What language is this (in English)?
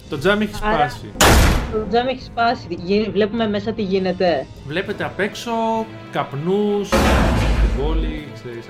Greek